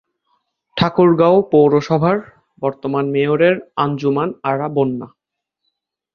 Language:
Bangla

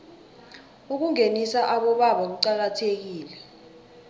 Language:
South Ndebele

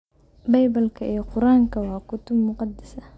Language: Somali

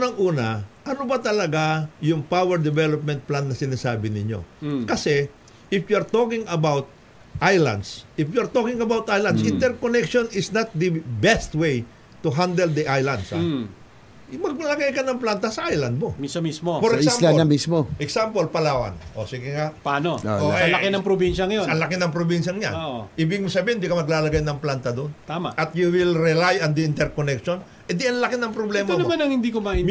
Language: Filipino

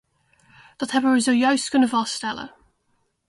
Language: Dutch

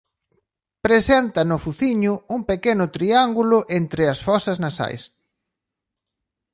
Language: Galician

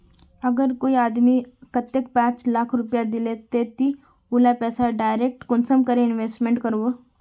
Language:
Magahi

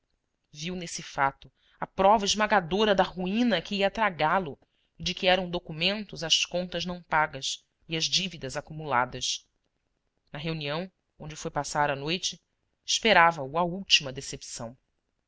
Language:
Portuguese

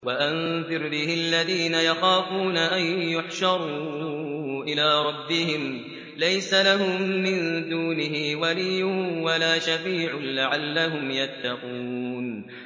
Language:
Arabic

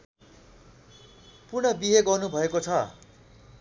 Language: Nepali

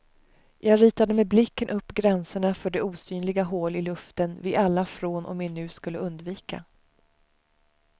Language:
Swedish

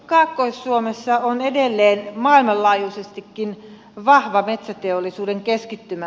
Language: Finnish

